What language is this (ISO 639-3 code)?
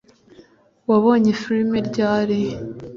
kin